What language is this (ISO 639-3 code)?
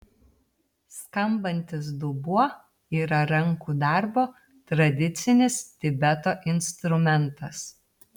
lit